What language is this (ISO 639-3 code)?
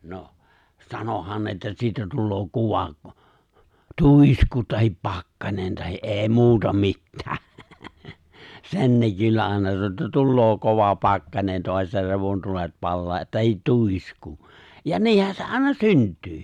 fin